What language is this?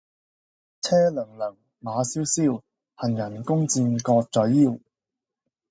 Cantonese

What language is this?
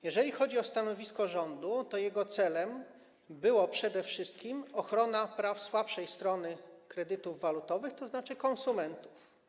Polish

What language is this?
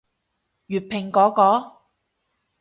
Cantonese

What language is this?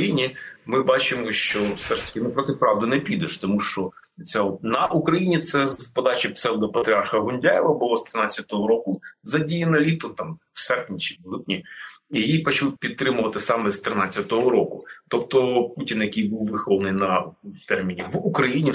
Ukrainian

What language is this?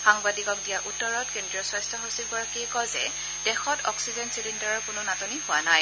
Assamese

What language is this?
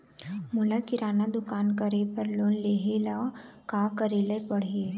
Chhattisgarhi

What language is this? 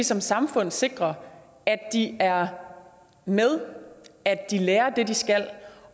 Danish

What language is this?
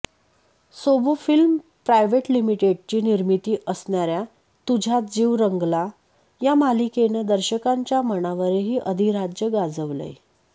Marathi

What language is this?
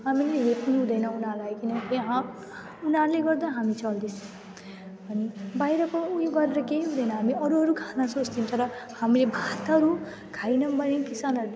Nepali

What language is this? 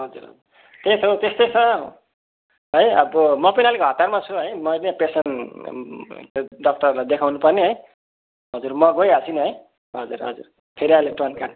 Nepali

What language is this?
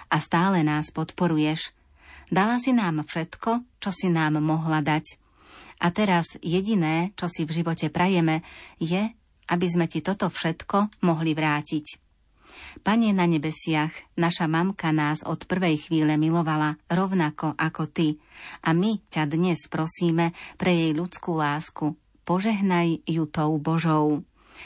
Slovak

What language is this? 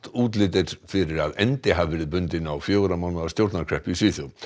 Icelandic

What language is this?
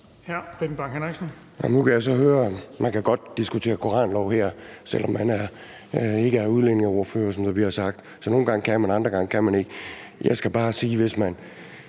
Danish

